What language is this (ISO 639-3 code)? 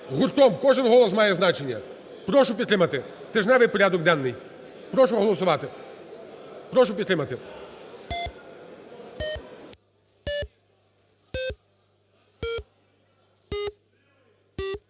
ukr